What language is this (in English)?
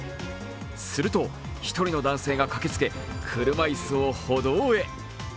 Japanese